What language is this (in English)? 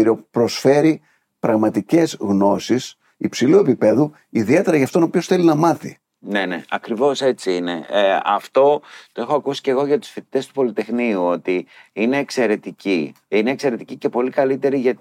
Greek